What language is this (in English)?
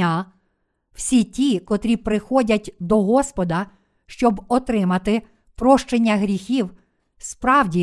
Ukrainian